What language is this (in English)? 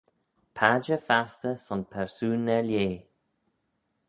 Manx